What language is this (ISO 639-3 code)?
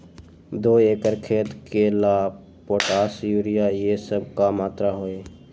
mag